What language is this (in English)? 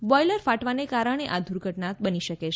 Gujarati